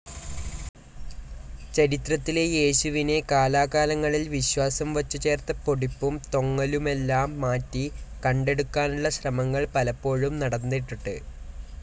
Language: Malayalam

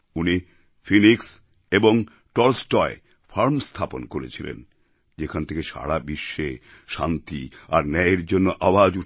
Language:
Bangla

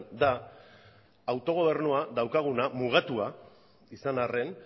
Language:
Basque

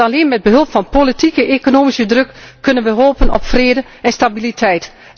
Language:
Dutch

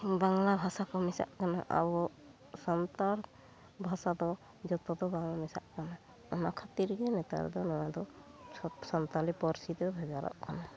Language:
Santali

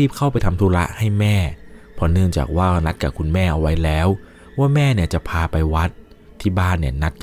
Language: Thai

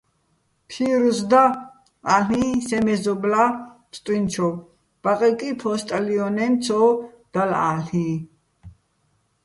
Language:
Bats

